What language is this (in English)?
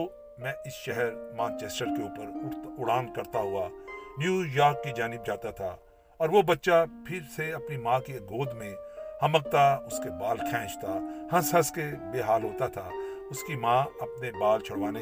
Urdu